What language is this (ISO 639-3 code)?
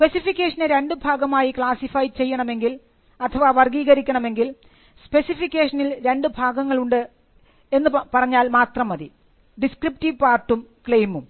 mal